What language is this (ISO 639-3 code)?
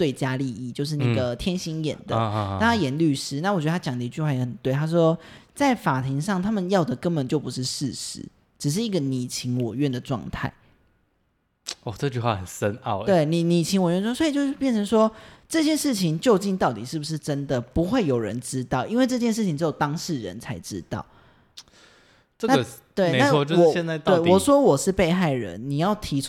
zho